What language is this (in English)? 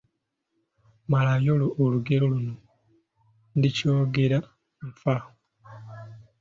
Ganda